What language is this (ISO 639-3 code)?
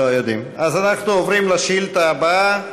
heb